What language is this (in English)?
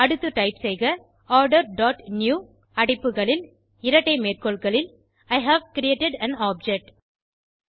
Tamil